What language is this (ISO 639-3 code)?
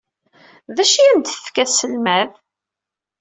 kab